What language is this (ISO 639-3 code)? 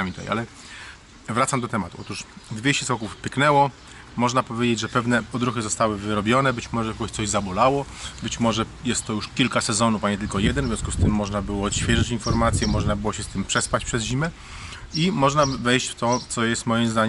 pol